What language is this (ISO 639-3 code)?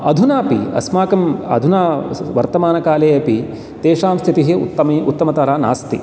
san